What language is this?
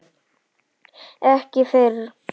Icelandic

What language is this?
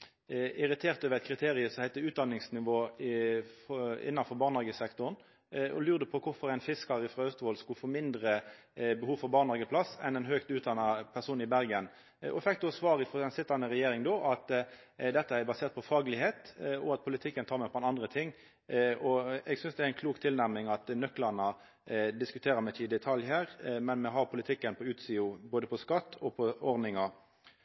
Norwegian Nynorsk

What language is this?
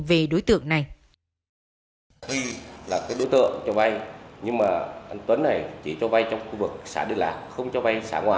Vietnamese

